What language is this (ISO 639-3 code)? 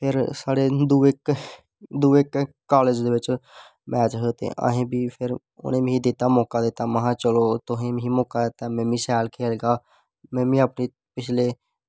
doi